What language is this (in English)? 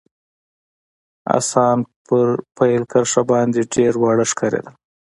Pashto